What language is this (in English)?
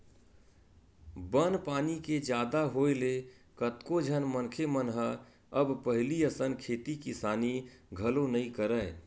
Chhattisgarhi